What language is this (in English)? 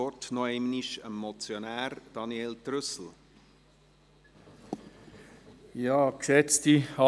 Swiss German